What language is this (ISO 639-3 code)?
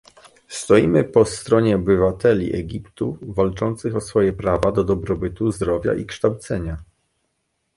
pol